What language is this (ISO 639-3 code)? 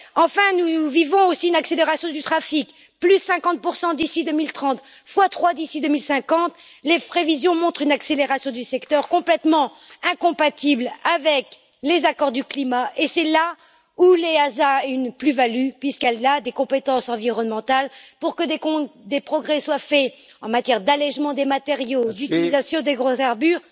fra